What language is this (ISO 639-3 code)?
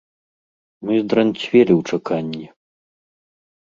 bel